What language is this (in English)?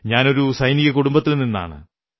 Malayalam